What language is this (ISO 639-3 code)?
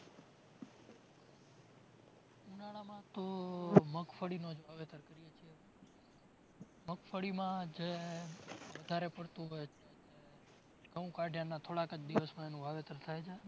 guj